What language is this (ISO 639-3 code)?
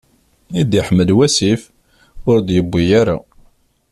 kab